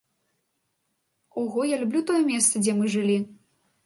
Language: Belarusian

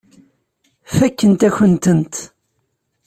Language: Kabyle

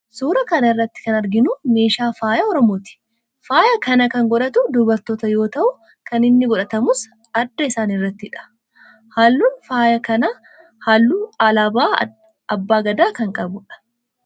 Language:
Oromo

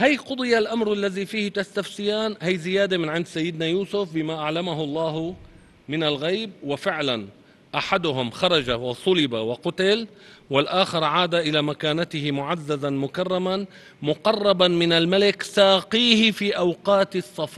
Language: Arabic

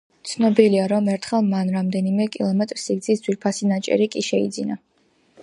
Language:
Georgian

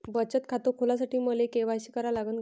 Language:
Marathi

